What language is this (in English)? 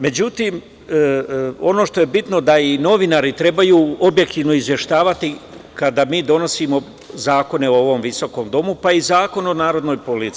Serbian